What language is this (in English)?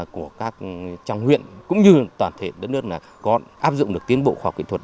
Vietnamese